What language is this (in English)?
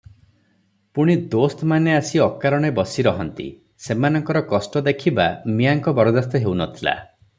Odia